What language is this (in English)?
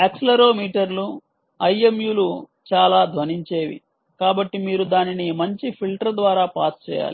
Telugu